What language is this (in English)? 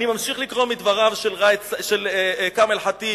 Hebrew